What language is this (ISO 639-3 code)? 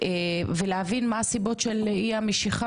heb